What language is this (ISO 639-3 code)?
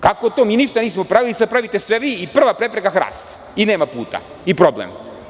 srp